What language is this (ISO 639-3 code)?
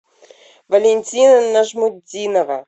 rus